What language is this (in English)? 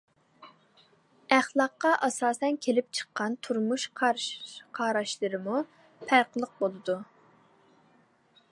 Uyghur